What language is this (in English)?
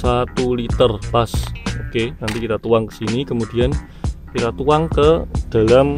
Indonesian